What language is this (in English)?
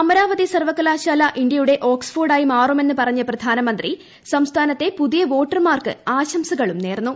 Malayalam